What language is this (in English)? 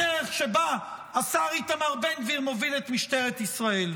Hebrew